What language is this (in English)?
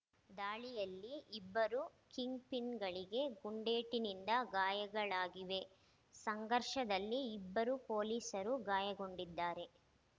Kannada